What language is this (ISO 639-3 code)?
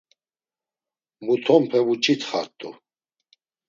lzz